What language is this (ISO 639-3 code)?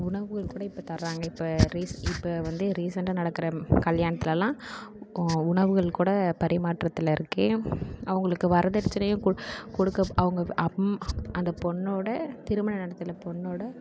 tam